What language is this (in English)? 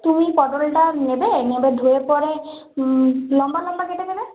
Bangla